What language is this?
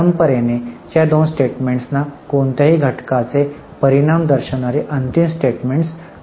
Marathi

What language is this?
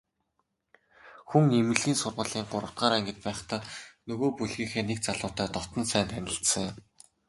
Mongolian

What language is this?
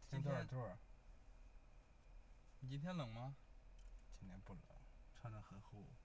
Chinese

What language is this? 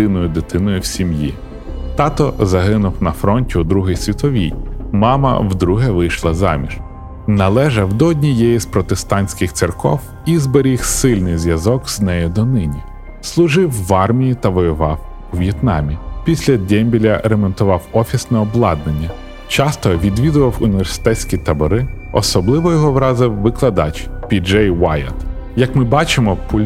Ukrainian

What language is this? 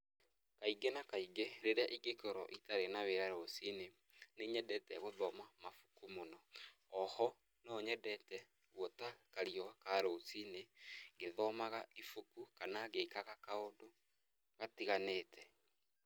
Kikuyu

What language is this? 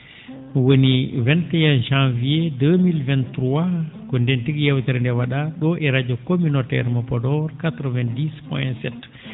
Fula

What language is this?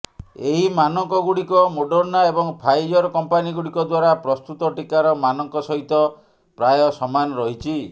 Odia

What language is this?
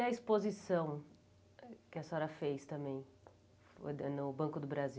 Portuguese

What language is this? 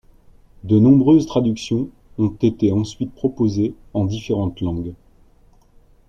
French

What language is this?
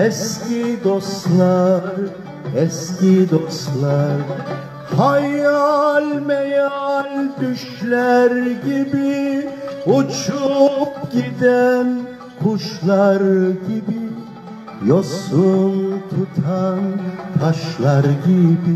Turkish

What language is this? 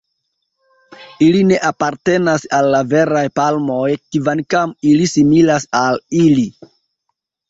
Esperanto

